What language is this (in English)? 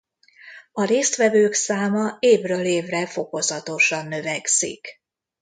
Hungarian